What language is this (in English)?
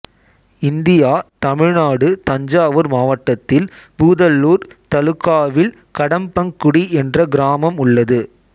Tamil